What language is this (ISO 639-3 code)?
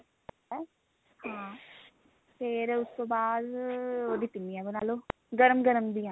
pan